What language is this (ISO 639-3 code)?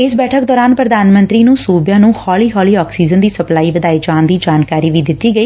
pan